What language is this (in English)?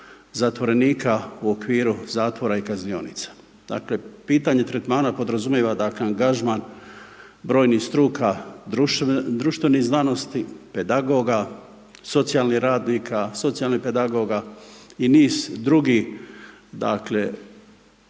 Croatian